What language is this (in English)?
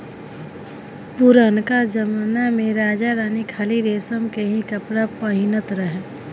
Bhojpuri